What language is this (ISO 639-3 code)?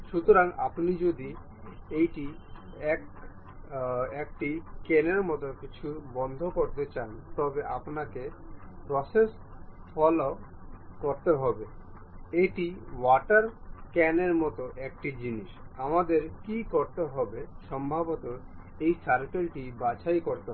ben